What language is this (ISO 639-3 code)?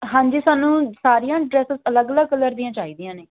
pan